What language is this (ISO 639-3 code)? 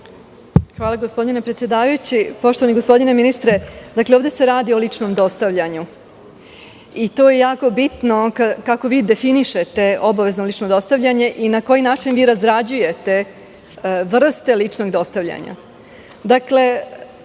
srp